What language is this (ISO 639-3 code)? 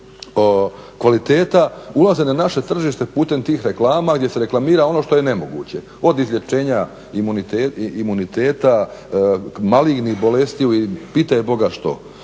hrv